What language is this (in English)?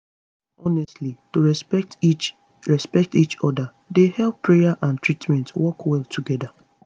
Nigerian Pidgin